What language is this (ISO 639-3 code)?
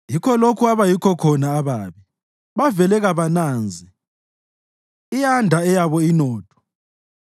nde